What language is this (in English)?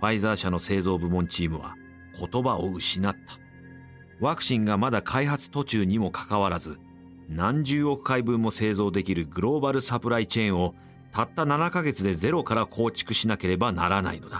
Japanese